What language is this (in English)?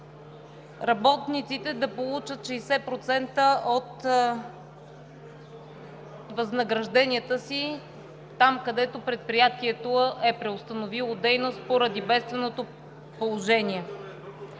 Bulgarian